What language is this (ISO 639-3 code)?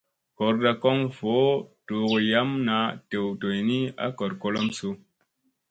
mse